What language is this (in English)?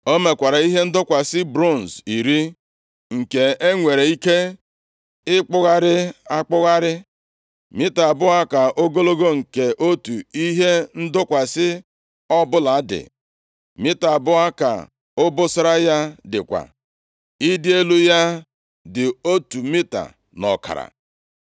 Igbo